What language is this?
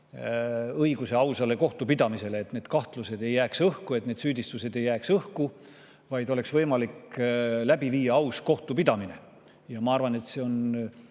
Estonian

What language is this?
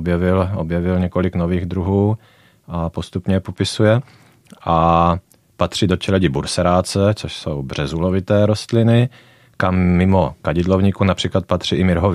Czech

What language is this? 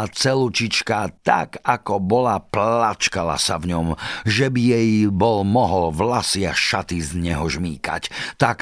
Slovak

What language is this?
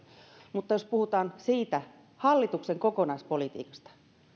Finnish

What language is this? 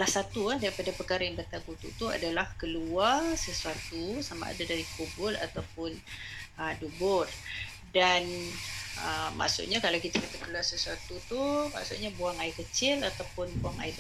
Malay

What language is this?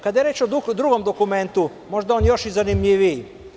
Serbian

